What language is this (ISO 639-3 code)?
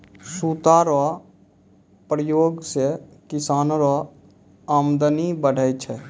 mai